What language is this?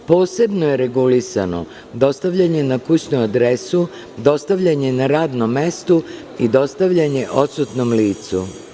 Serbian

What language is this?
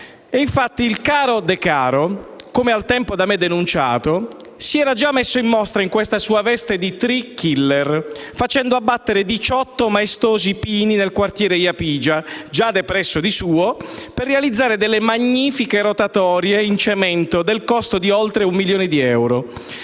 Italian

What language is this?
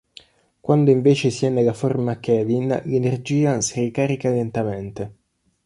Italian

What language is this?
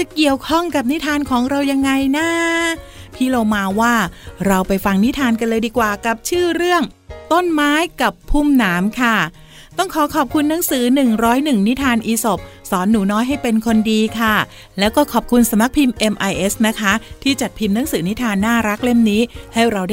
Thai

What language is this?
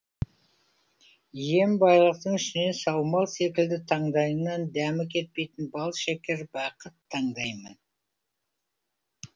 Kazakh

